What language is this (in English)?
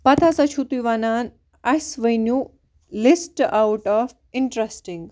Kashmiri